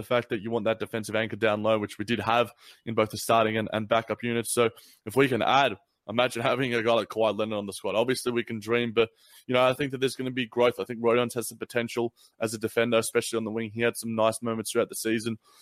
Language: English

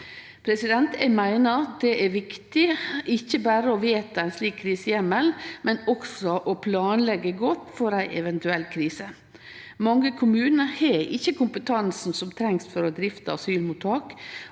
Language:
Norwegian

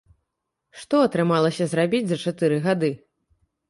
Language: Belarusian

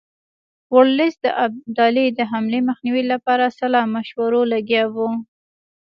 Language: Pashto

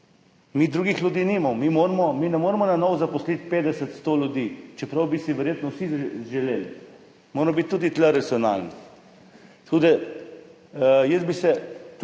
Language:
Slovenian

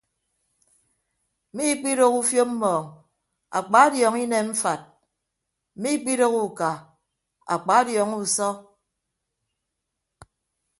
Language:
Ibibio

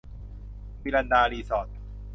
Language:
Thai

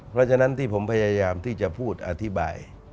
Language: Thai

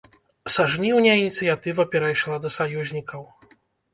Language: Belarusian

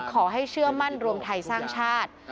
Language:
Thai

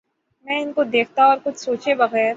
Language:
Urdu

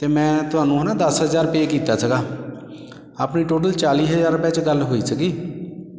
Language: Punjabi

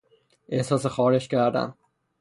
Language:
Persian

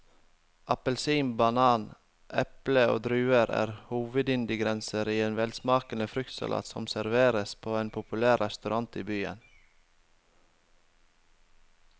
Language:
Norwegian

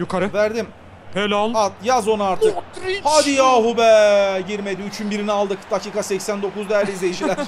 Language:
Turkish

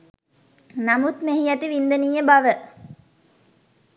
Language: Sinhala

